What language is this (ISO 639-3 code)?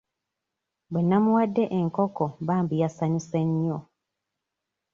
lug